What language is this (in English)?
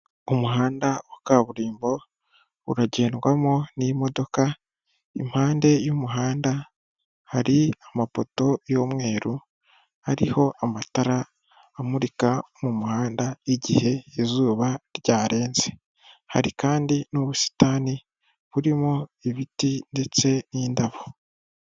Kinyarwanda